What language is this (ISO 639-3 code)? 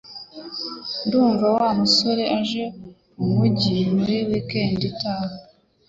kin